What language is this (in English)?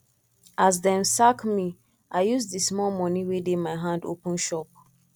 Nigerian Pidgin